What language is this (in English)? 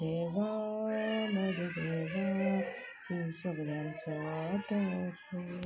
Konkani